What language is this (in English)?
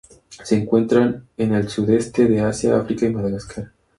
Spanish